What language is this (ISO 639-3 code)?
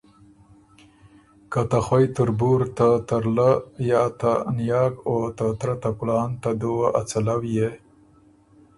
oru